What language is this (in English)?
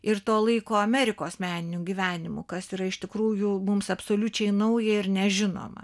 Lithuanian